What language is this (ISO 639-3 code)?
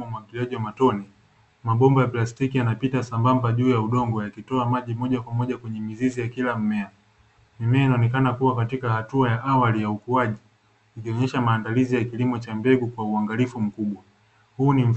swa